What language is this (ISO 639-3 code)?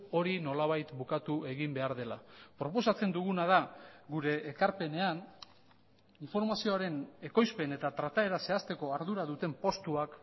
eus